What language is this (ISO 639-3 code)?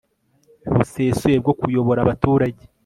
kin